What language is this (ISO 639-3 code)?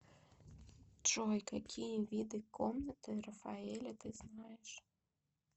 rus